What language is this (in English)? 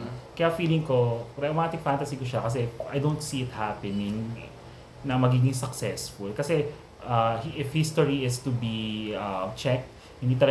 Filipino